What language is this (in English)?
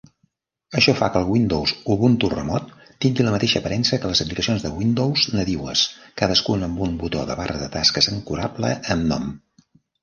Catalan